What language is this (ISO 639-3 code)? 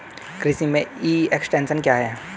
hin